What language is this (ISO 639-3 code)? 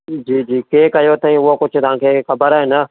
snd